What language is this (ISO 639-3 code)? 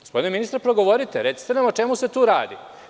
srp